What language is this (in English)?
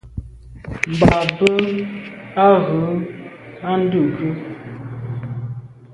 Medumba